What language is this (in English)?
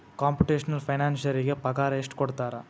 Kannada